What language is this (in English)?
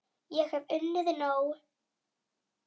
Icelandic